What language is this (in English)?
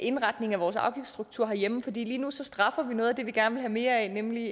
Danish